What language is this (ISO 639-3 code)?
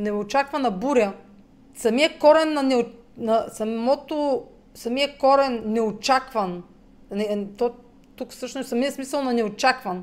bul